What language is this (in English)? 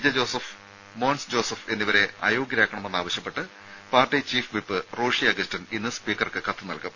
Malayalam